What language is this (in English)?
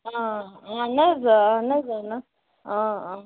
Kashmiri